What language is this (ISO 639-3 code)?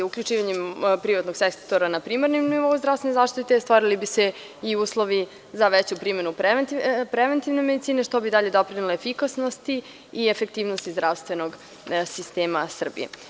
srp